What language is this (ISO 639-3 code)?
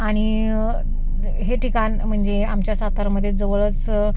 mar